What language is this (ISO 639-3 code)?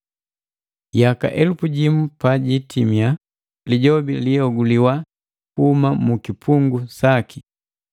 mgv